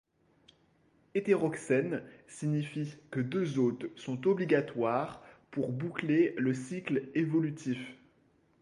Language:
French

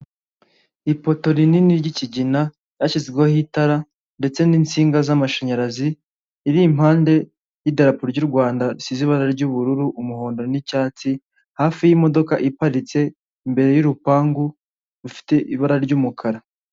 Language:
Kinyarwanda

